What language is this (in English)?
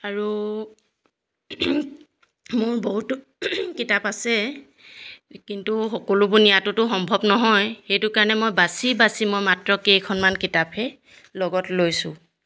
Assamese